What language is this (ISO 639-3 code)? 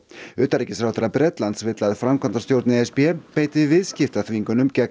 isl